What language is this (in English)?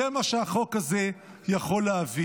Hebrew